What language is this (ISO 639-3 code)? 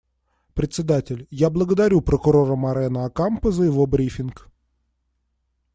rus